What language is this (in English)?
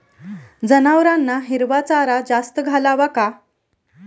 Marathi